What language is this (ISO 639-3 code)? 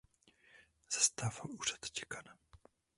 ces